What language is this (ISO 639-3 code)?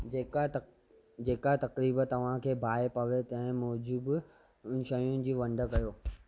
snd